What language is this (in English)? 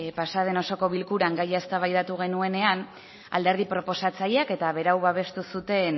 Basque